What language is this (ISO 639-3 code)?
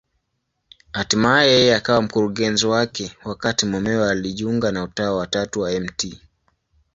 swa